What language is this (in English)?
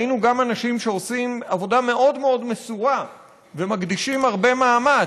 Hebrew